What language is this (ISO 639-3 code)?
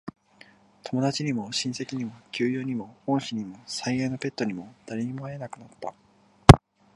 jpn